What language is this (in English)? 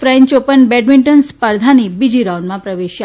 Gujarati